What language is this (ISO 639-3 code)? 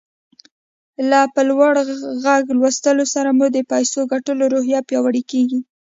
pus